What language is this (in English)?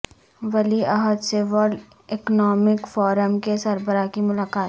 Urdu